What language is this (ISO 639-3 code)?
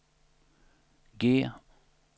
swe